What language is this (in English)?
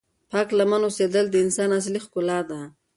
Pashto